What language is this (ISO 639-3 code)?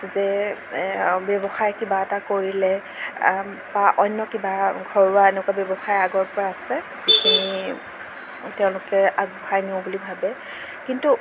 asm